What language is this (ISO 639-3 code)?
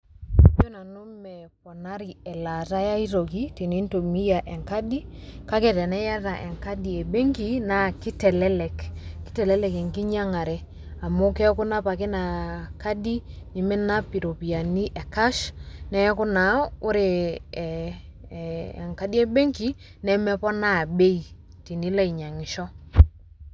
mas